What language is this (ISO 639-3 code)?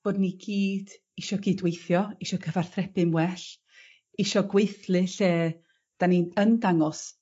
cym